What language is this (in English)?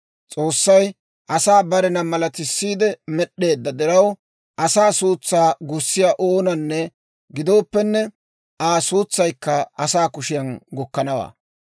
Dawro